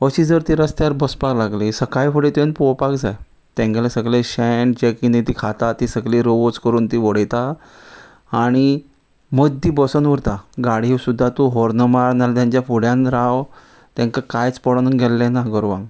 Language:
Konkani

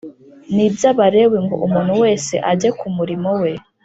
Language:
Kinyarwanda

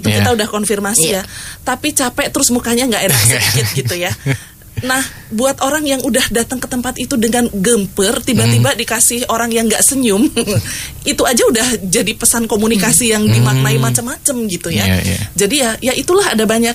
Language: Indonesian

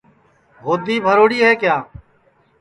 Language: Sansi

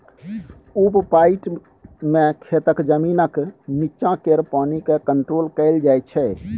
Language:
Maithili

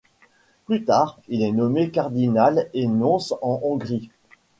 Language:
French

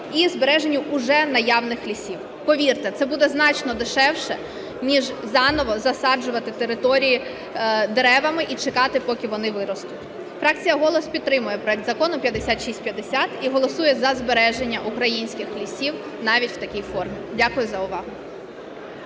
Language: Ukrainian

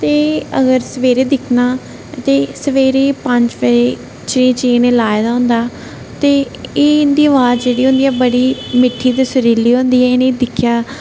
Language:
Dogri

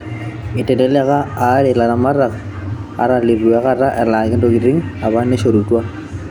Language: Masai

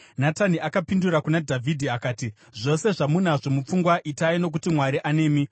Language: Shona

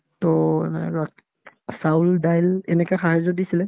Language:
Assamese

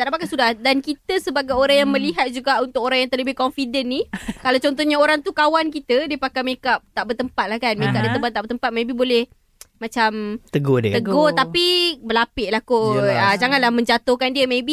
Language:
Malay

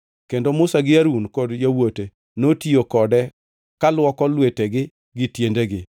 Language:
Luo (Kenya and Tanzania)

